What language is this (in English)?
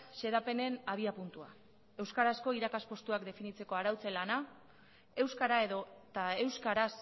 Basque